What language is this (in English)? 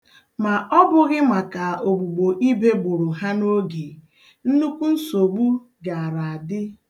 Igbo